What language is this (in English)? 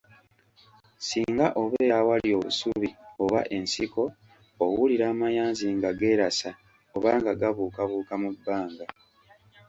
Ganda